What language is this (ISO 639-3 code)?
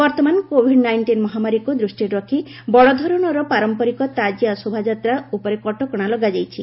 ori